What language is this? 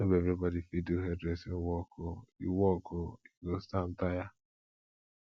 Nigerian Pidgin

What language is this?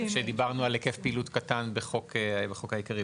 Hebrew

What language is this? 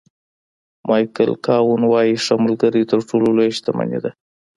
Pashto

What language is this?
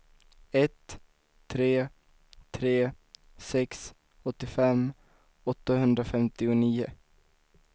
Swedish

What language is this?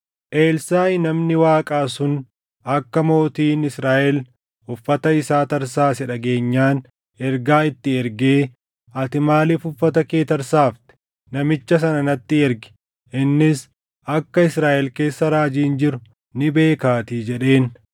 Oromo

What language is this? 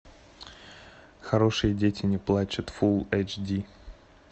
Russian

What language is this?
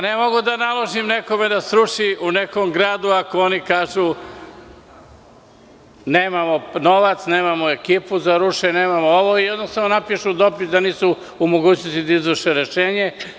Serbian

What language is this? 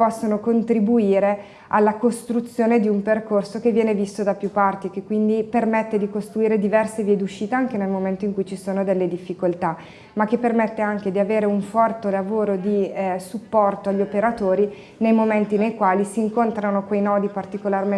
Italian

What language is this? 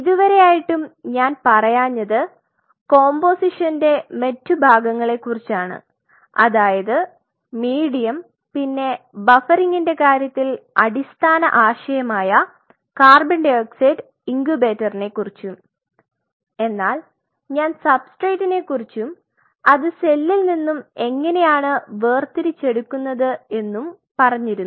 Malayalam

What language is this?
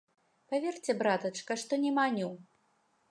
Belarusian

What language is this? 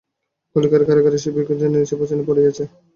Bangla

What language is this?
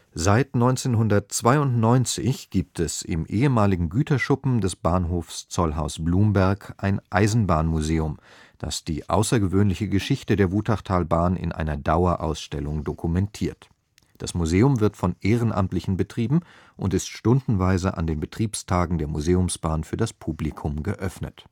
German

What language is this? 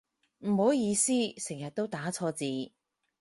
Cantonese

